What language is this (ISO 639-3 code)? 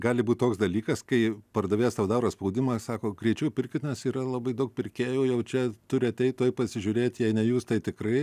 lit